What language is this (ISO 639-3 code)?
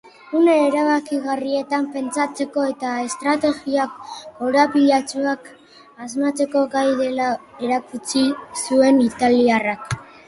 eus